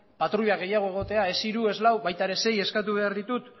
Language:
Basque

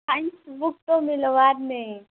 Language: Odia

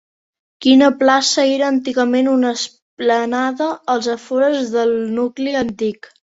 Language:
Catalan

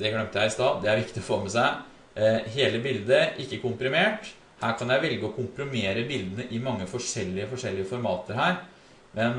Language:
Norwegian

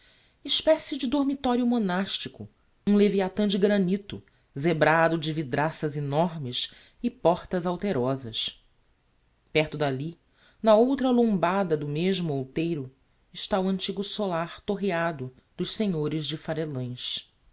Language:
Portuguese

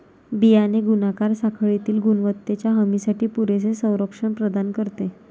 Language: Marathi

